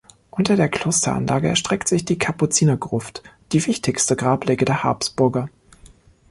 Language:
German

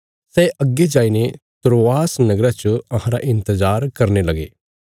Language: Bilaspuri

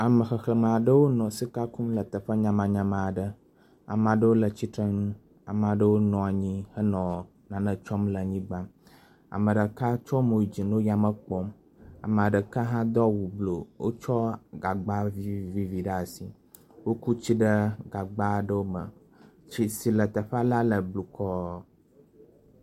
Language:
Ewe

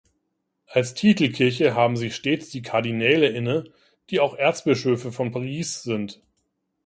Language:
German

